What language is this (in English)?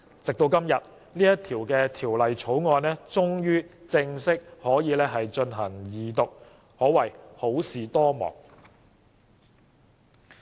Cantonese